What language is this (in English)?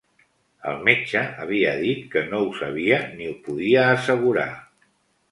Catalan